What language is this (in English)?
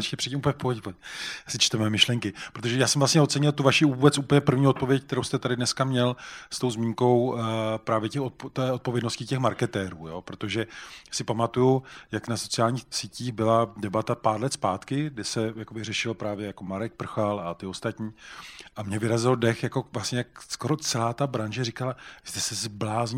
Czech